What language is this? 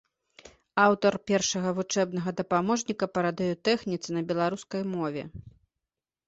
Belarusian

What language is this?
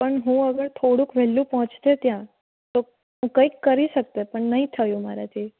Gujarati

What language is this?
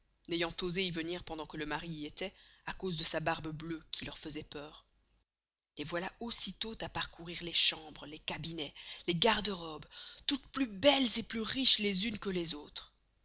French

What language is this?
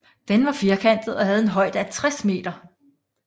Danish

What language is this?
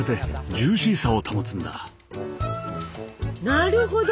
Japanese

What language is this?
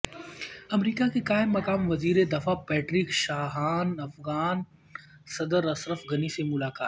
Urdu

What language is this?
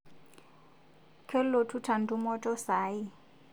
Masai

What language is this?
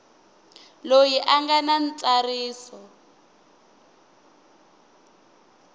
Tsonga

